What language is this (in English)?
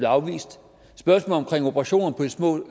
Danish